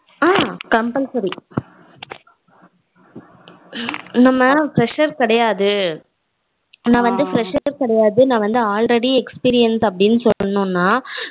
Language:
Tamil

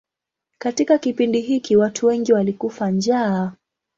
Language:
Swahili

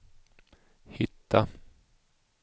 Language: Swedish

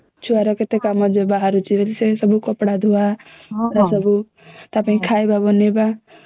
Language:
Odia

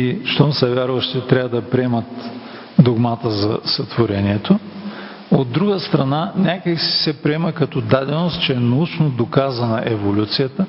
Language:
Bulgarian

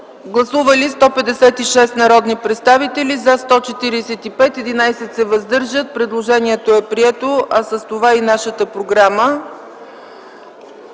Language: Bulgarian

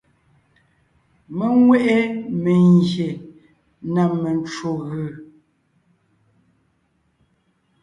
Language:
Ngiemboon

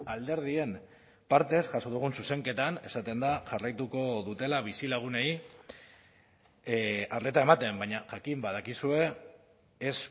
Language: Basque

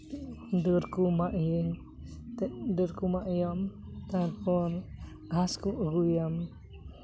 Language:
Santali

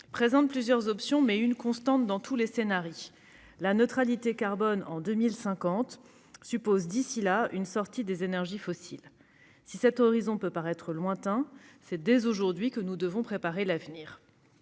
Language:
French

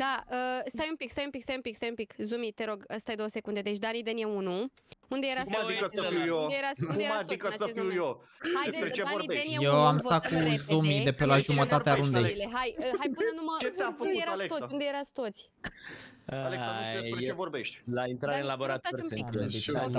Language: Romanian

